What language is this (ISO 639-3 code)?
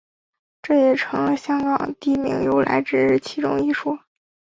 zho